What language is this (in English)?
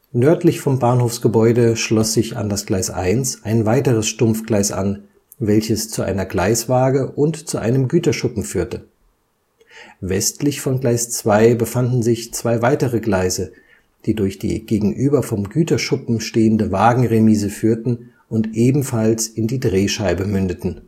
German